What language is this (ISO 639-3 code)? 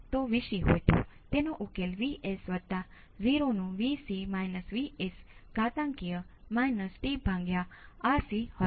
guj